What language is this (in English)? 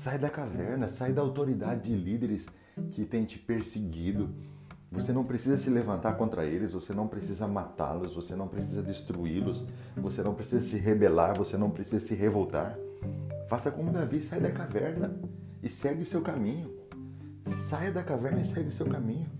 Portuguese